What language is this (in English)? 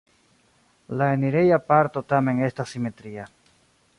Esperanto